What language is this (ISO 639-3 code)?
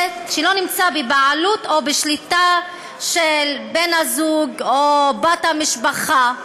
heb